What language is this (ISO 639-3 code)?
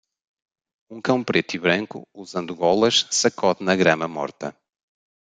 por